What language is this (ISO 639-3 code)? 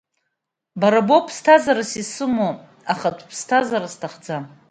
abk